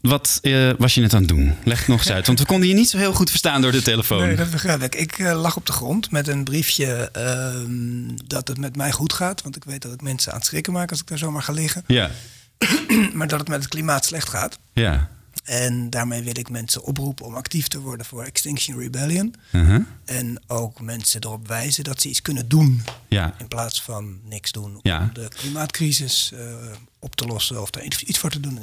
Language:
Dutch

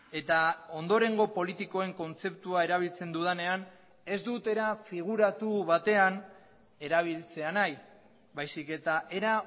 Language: Basque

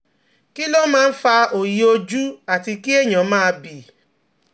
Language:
Yoruba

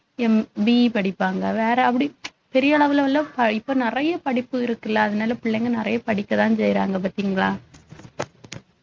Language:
Tamil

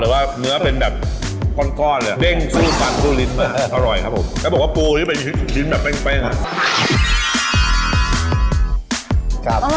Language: Thai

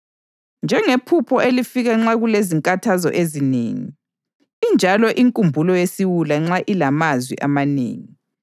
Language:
North Ndebele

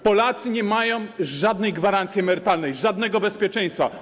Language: Polish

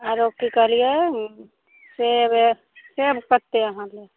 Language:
Maithili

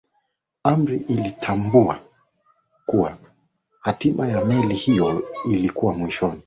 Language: Swahili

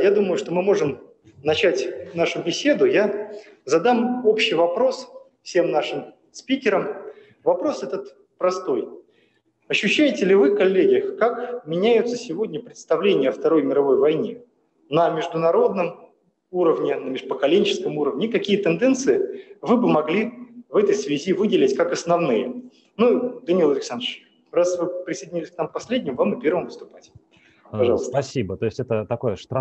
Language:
Russian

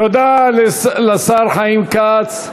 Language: Hebrew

